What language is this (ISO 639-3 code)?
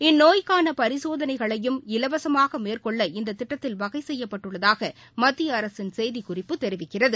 tam